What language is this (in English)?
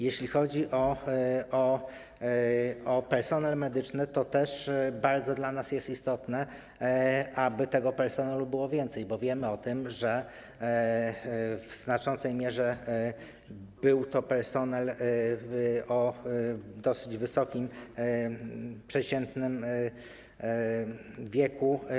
Polish